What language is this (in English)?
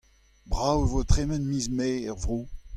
Breton